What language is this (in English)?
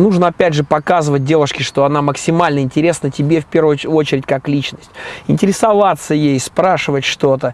Russian